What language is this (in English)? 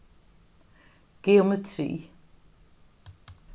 Faroese